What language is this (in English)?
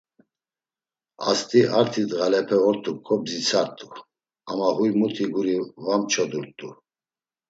Laz